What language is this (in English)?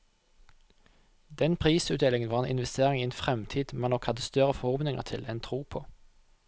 Norwegian